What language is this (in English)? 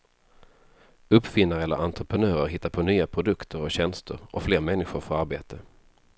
Swedish